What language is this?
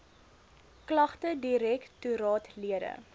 Afrikaans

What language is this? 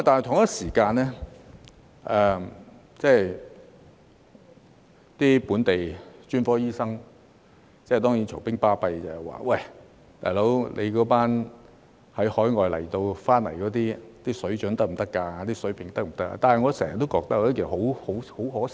Cantonese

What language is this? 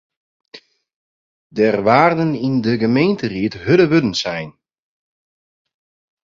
Western Frisian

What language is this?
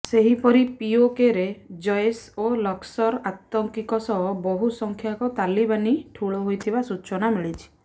Odia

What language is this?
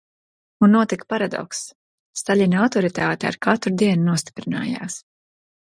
Latvian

